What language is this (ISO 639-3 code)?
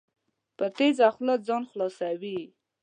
pus